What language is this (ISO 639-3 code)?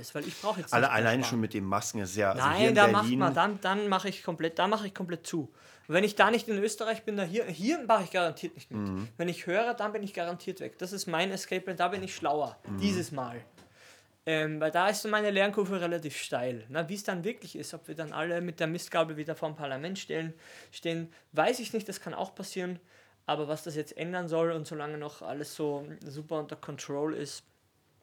deu